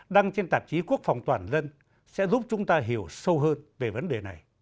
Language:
Vietnamese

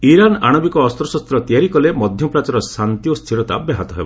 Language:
Odia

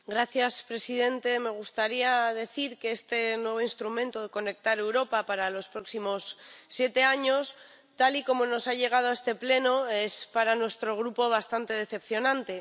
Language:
Spanish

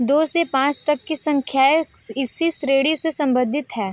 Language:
Hindi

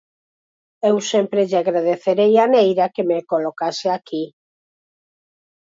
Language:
Galician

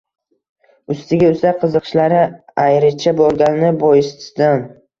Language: Uzbek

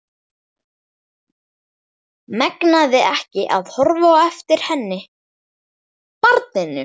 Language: Icelandic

